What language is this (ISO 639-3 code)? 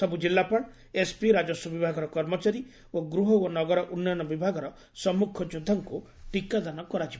ori